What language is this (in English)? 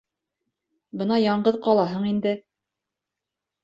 Bashkir